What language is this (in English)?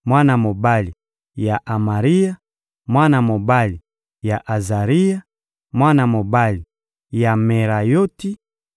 Lingala